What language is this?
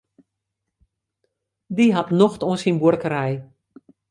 Western Frisian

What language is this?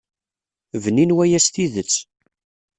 Kabyle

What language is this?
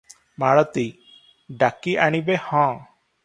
Odia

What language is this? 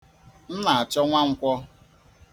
Igbo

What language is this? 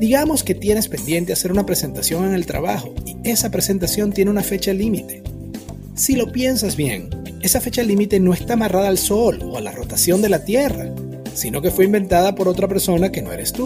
Spanish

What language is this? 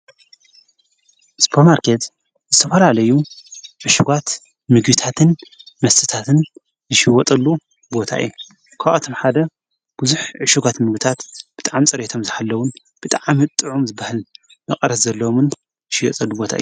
Tigrinya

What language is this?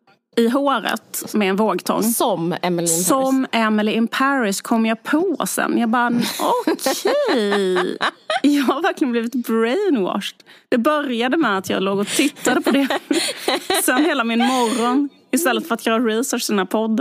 Swedish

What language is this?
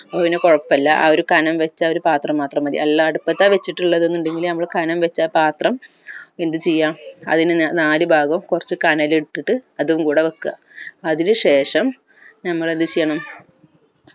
Malayalam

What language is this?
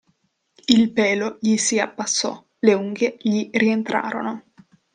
Italian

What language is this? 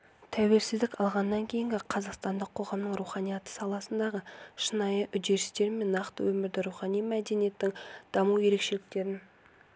Kazakh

